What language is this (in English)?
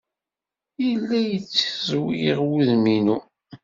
Kabyle